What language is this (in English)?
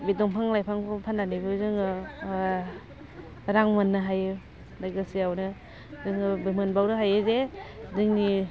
Bodo